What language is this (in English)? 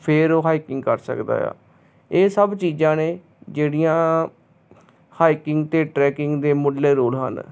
Punjabi